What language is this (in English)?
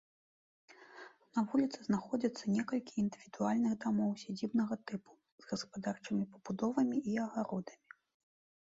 Belarusian